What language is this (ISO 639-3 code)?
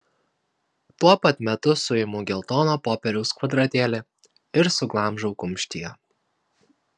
lit